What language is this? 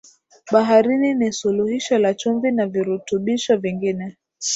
Swahili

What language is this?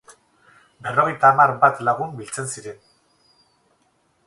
Basque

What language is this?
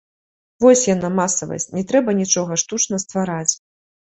Belarusian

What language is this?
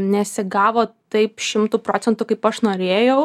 Lithuanian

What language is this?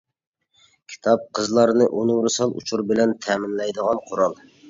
Uyghur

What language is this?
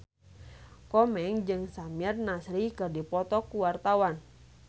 Sundanese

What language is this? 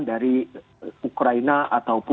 Indonesian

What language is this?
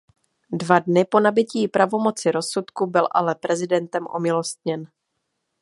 Czech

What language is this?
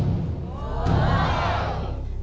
Thai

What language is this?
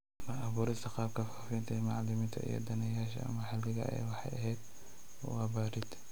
Somali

